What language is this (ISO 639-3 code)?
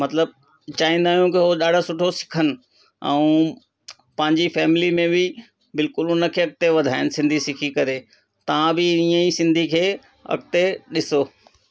snd